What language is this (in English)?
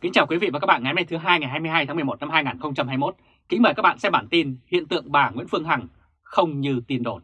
Vietnamese